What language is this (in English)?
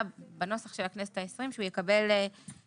Hebrew